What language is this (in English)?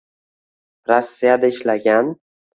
Uzbek